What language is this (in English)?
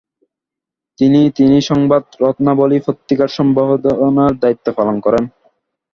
Bangla